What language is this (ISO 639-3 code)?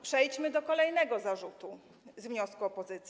pol